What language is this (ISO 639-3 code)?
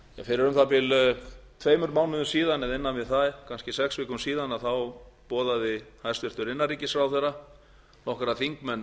isl